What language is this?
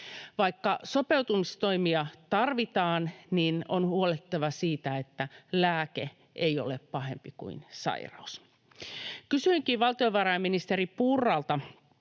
Finnish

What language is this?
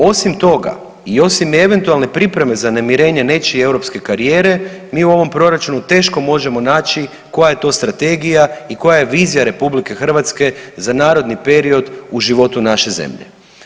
Croatian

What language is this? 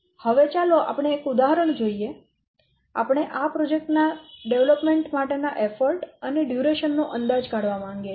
Gujarati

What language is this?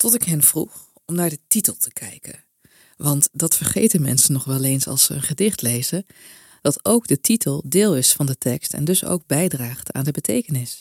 Dutch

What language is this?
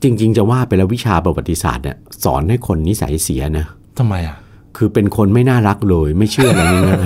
Thai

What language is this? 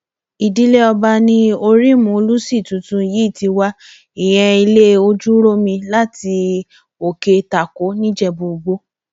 Yoruba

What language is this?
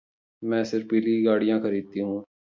Hindi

